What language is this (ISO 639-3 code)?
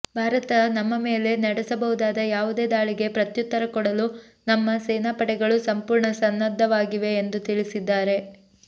kan